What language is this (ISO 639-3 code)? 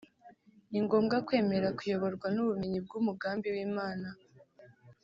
kin